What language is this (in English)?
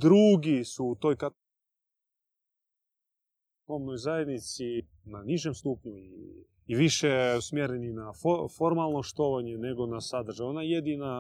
Croatian